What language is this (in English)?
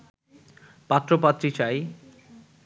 Bangla